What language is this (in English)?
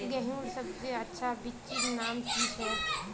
Magahi